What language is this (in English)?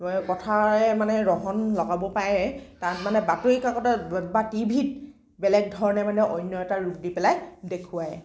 Assamese